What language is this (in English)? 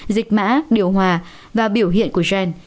Vietnamese